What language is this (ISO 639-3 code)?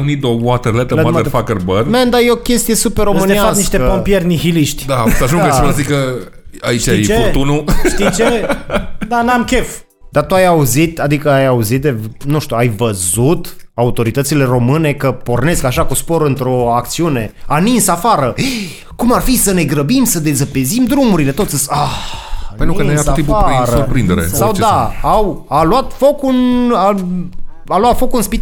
ron